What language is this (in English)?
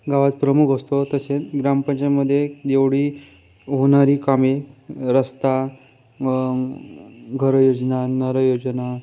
Marathi